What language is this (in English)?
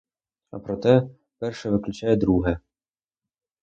Ukrainian